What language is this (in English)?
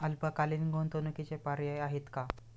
Marathi